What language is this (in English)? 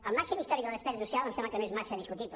Catalan